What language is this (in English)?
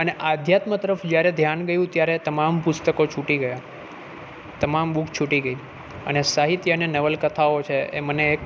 Gujarati